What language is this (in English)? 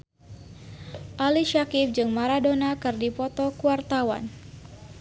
Sundanese